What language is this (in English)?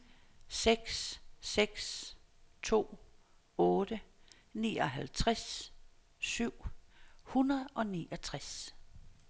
Danish